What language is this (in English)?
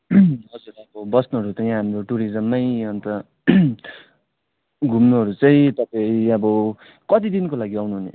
Nepali